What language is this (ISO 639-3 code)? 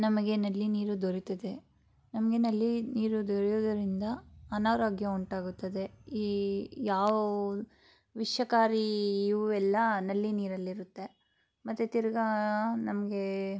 kan